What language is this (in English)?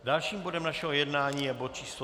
Czech